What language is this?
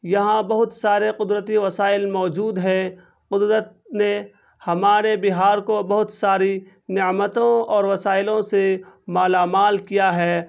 Urdu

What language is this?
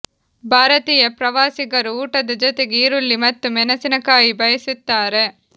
Kannada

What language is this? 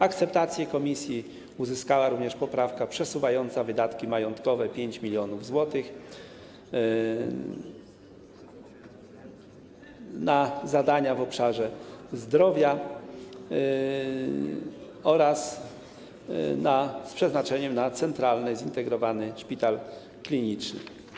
Polish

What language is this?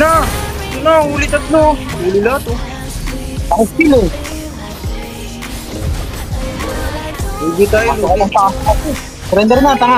Filipino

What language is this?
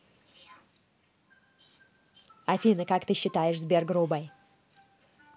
Russian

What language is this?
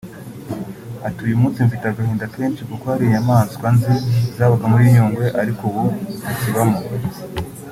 Kinyarwanda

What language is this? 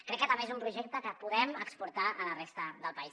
Catalan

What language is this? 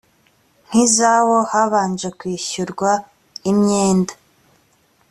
Kinyarwanda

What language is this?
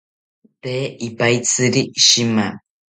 South Ucayali Ashéninka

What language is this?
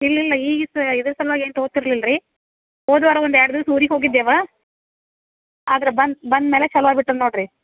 Kannada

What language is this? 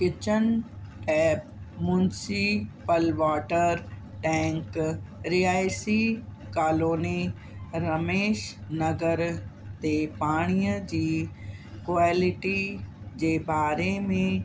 Sindhi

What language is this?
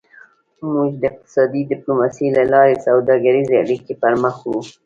Pashto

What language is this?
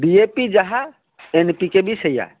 Odia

